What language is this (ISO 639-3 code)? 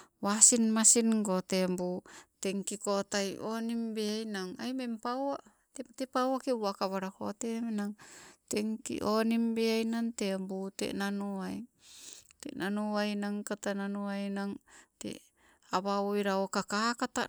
nco